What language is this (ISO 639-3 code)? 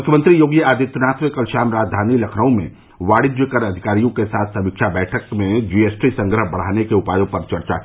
hin